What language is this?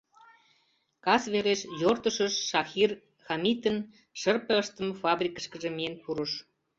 Mari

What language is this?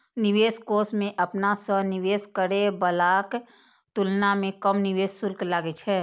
Maithili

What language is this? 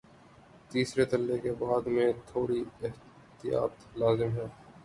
Urdu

